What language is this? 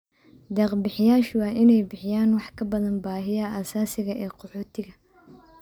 Somali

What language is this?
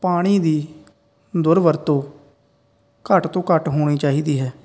Punjabi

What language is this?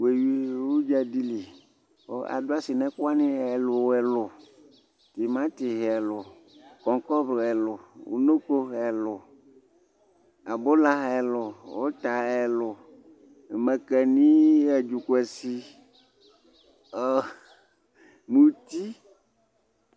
Ikposo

